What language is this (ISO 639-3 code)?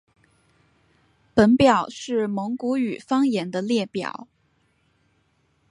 zho